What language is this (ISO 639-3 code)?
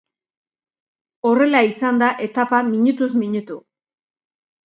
eus